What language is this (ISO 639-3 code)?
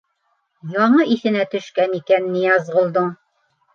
bak